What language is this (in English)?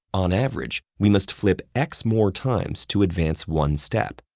English